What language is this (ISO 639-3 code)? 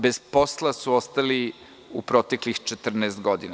srp